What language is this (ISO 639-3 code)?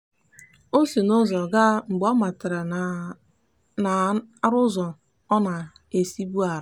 ibo